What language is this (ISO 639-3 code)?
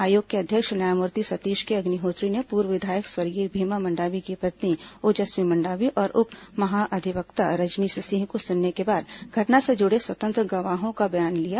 hin